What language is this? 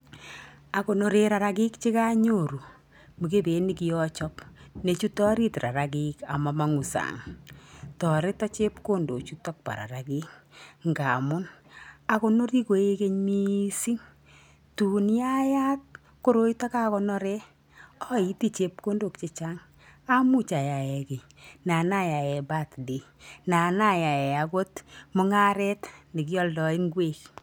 Kalenjin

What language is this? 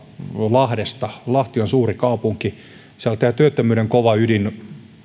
Finnish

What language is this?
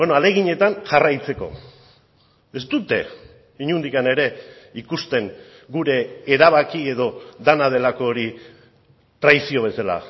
Basque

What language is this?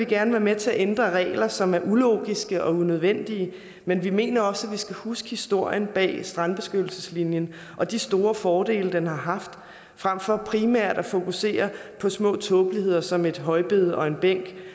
Danish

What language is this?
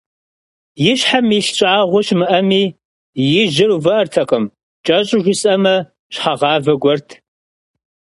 Kabardian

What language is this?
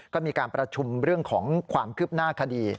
Thai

